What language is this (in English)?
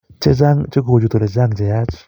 Kalenjin